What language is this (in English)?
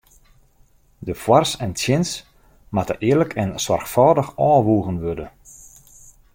Western Frisian